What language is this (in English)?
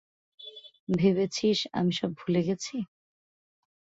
Bangla